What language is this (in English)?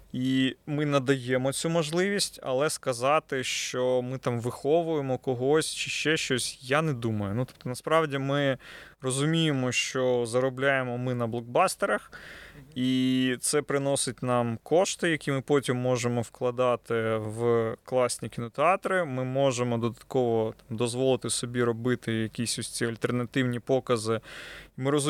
Ukrainian